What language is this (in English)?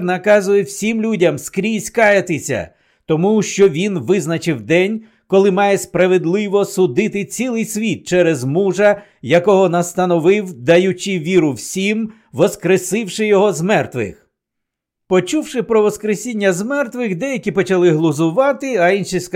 Ukrainian